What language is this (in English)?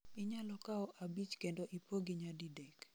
Luo (Kenya and Tanzania)